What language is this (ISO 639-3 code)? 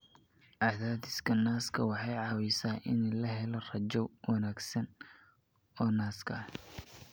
som